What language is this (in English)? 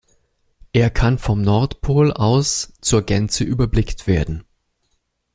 German